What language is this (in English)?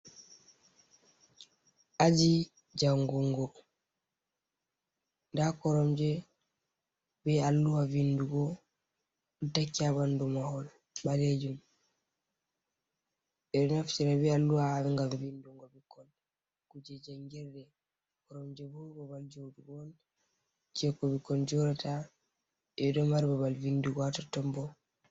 Fula